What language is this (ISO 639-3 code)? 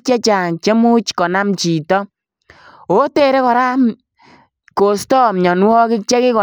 kln